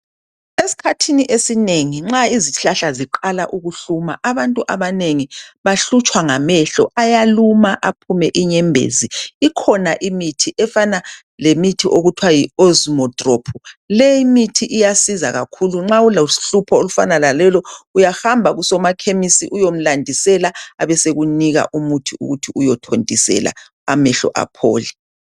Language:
North Ndebele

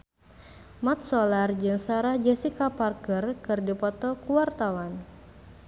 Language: Sundanese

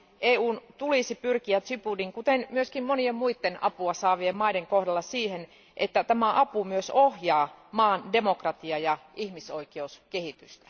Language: Finnish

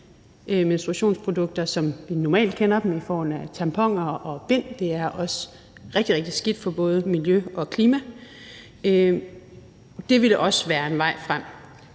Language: Danish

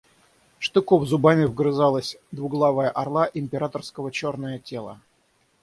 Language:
Russian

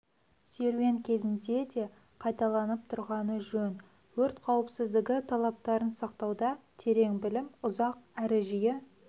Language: Kazakh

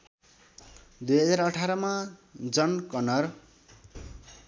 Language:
Nepali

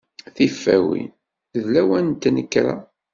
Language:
Kabyle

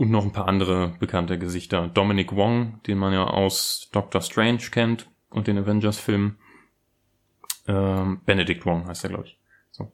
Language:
German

